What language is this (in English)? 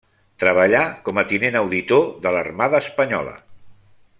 Catalan